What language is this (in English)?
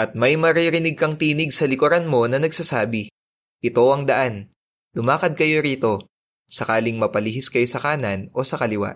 Filipino